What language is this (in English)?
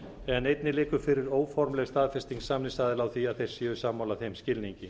Icelandic